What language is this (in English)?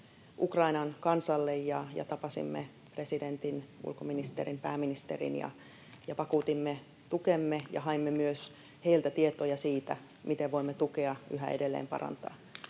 Finnish